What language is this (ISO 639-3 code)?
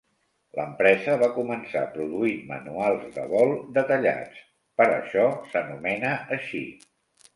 cat